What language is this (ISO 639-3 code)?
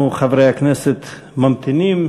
heb